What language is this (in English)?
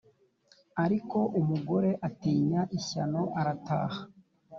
Kinyarwanda